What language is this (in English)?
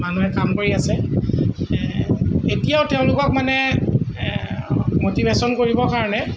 Assamese